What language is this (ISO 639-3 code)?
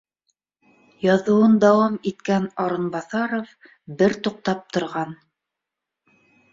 bak